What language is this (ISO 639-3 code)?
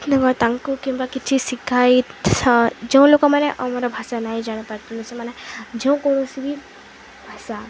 ori